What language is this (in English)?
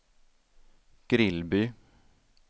Swedish